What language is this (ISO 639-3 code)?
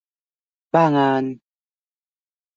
tha